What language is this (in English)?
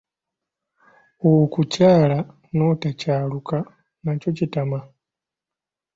Ganda